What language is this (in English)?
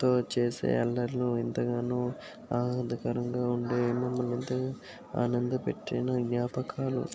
Telugu